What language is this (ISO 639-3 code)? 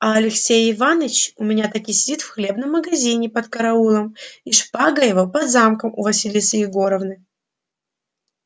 rus